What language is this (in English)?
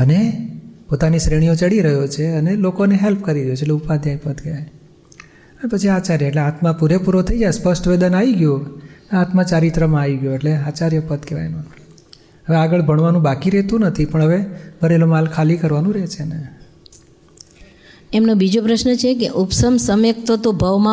Gujarati